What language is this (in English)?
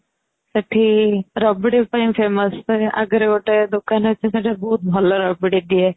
Odia